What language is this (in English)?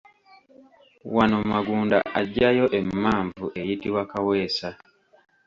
Ganda